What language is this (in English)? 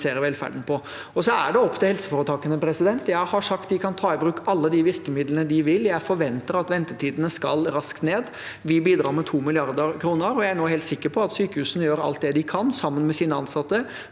Norwegian